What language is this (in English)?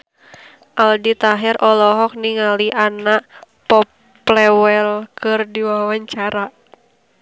Sundanese